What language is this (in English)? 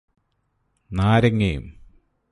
Malayalam